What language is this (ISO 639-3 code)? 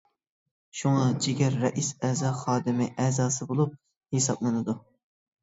uig